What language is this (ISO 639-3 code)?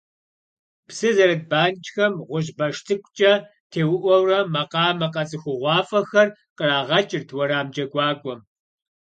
kbd